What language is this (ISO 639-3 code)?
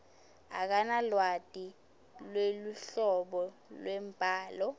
ssw